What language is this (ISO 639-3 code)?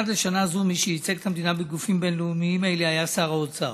heb